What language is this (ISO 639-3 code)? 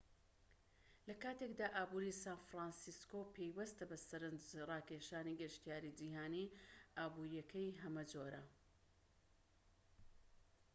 ckb